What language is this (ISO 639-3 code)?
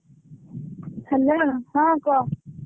ori